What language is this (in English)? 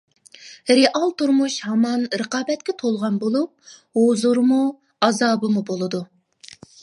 Uyghur